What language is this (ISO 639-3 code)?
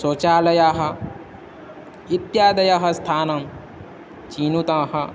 san